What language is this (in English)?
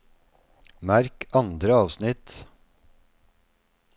Norwegian